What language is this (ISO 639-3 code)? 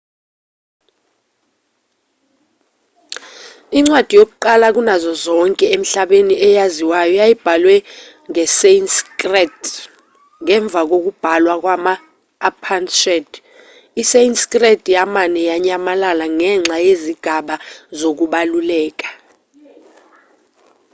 zul